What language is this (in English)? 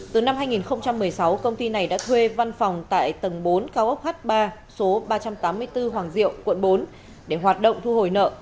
Vietnamese